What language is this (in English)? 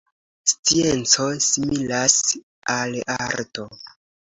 Esperanto